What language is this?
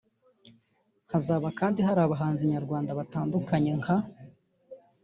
Kinyarwanda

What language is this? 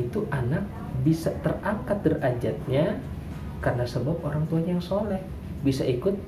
Indonesian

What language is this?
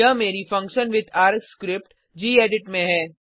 Hindi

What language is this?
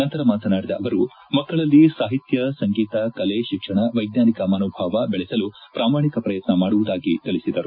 Kannada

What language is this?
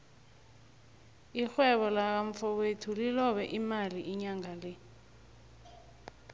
South Ndebele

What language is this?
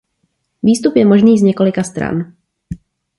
Czech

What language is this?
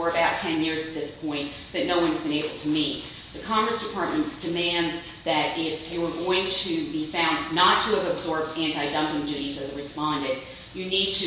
English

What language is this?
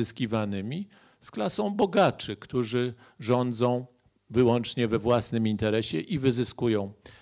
Polish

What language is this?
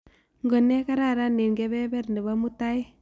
Kalenjin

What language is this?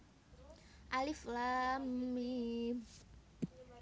Javanese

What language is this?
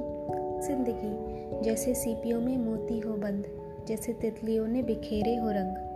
Hindi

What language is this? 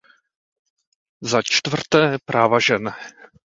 Czech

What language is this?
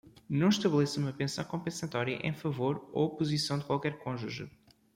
Portuguese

